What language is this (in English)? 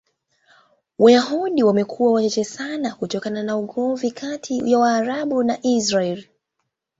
Swahili